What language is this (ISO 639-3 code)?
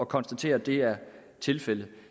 dan